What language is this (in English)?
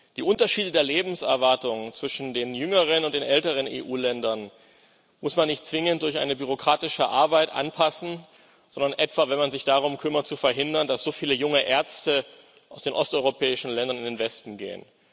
German